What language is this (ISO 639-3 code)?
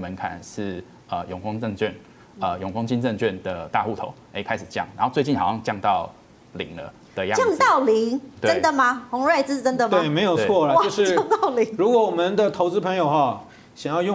zho